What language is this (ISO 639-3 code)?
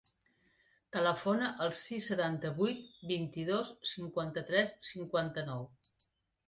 cat